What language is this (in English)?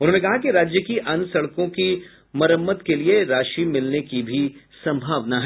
Hindi